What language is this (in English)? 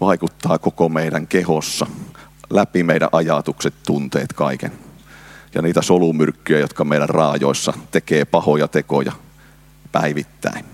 Finnish